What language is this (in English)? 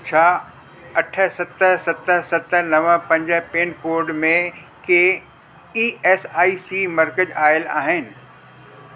Sindhi